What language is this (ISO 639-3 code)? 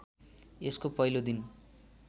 nep